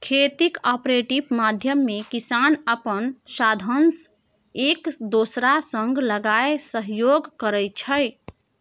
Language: Maithili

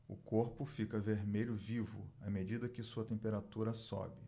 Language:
Portuguese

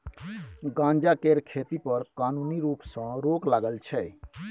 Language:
Maithili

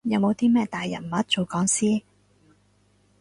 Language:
Cantonese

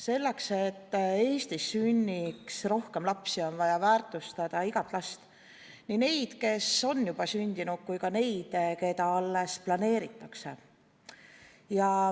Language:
Estonian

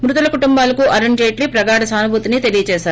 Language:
Telugu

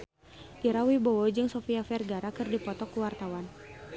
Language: Sundanese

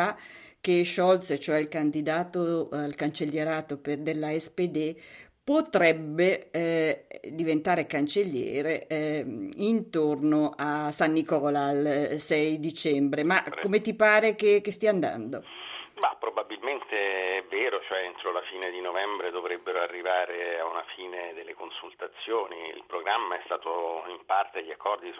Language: Italian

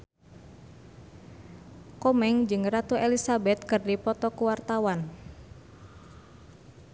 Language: Sundanese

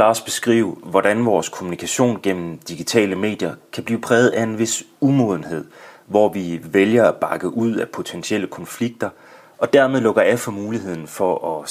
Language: Danish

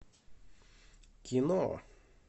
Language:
Russian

